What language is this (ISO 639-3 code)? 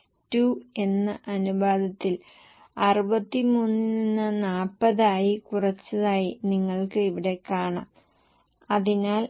mal